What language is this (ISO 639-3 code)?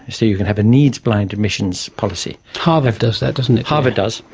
eng